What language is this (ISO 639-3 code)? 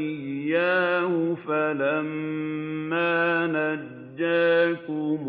ara